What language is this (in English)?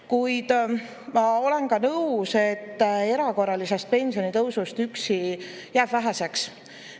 Estonian